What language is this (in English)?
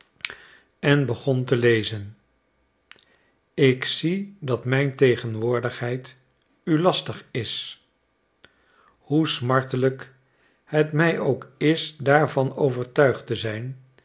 Dutch